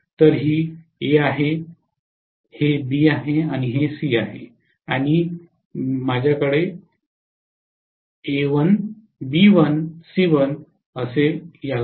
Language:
Marathi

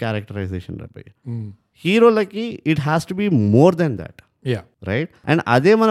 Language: Telugu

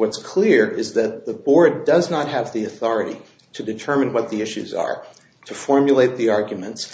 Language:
English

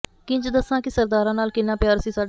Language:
Punjabi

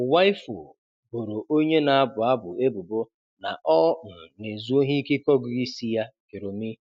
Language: Igbo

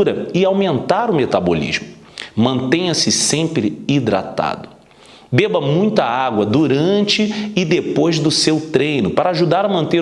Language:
Portuguese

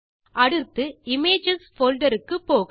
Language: Tamil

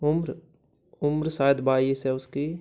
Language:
Hindi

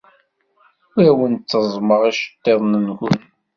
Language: Kabyle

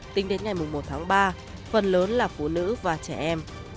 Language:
Vietnamese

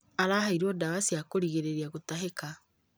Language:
Kikuyu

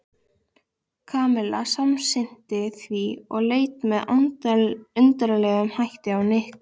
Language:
Icelandic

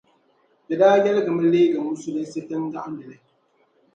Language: Dagbani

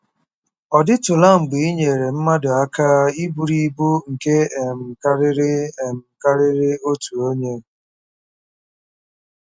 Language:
Igbo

